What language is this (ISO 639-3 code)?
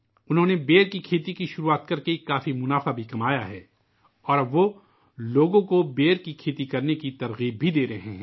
urd